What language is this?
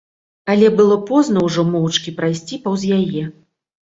Belarusian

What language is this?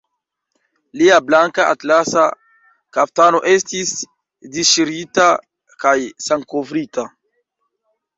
Esperanto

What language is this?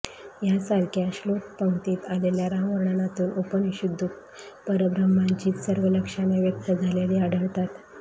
Marathi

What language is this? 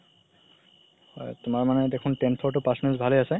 Assamese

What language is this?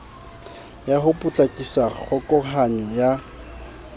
Southern Sotho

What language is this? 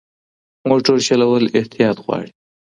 Pashto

